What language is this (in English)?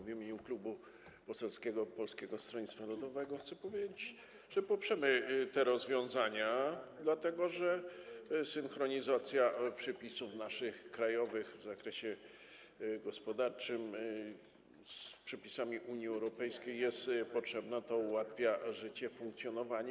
Polish